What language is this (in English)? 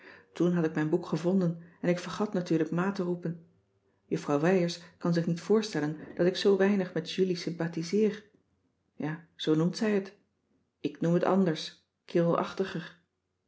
Dutch